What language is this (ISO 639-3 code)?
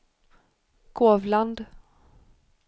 swe